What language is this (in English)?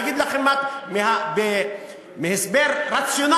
Hebrew